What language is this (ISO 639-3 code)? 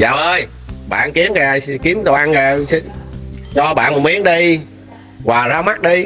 vie